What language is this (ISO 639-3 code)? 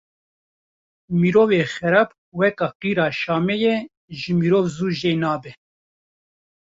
kur